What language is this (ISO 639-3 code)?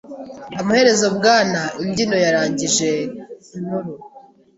kin